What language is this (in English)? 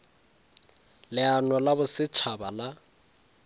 Northern Sotho